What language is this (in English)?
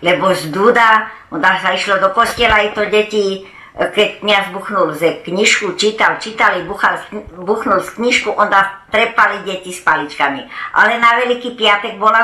Croatian